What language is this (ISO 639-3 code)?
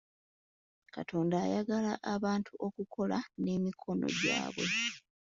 lug